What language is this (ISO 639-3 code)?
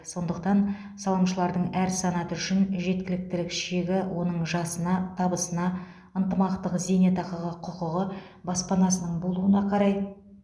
kaz